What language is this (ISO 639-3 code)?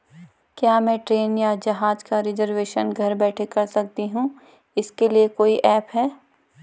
hin